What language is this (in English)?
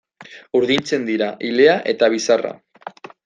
Basque